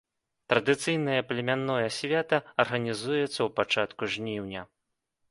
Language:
Belarusian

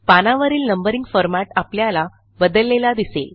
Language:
Marathi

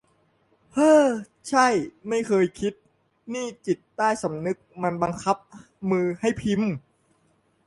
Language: Thai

